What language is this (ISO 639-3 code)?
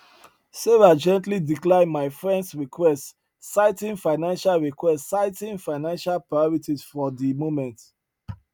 pcm